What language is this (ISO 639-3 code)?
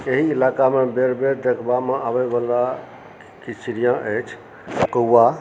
mai